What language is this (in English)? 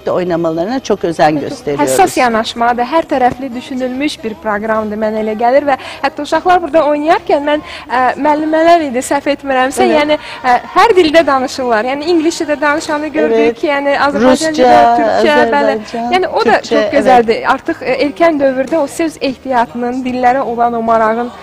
Turkish